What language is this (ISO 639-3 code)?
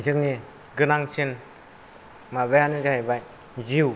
brx